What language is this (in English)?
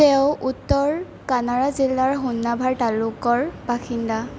Assamese